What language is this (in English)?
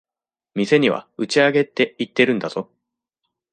Japanese